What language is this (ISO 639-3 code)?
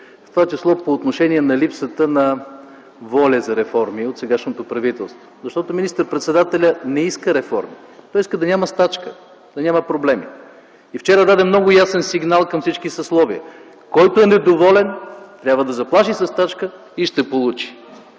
bul